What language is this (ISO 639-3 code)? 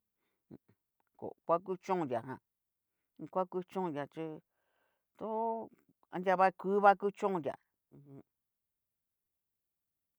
miu